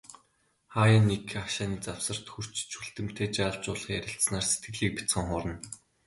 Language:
Mongolian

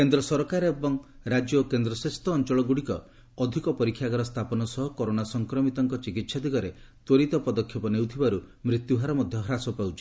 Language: Odia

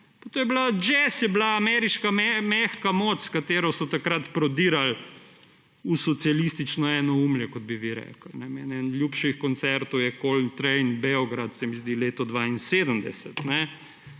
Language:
Slovenian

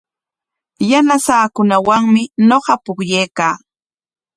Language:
Corongo Ancash Quechua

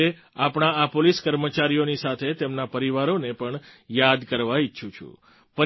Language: Gujarati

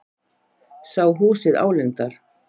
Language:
Icelandic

